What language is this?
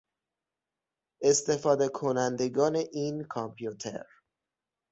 Persian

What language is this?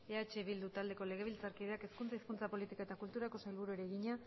Basque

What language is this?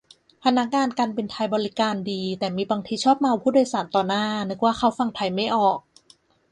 Thai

